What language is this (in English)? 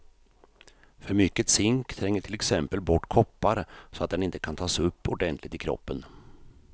Swedish